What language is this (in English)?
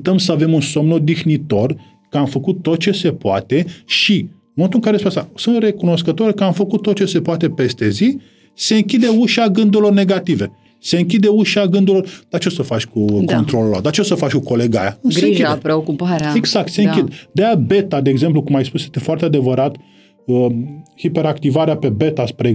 Romanian